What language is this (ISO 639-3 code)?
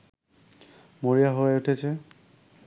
ben